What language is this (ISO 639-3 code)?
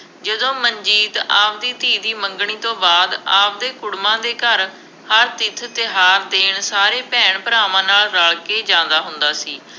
pan